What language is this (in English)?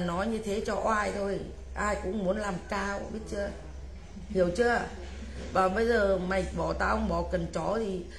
Vietnamese